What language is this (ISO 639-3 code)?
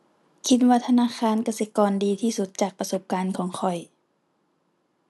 tha